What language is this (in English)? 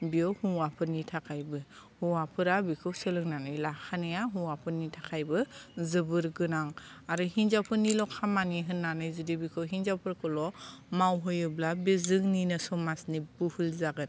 Bodo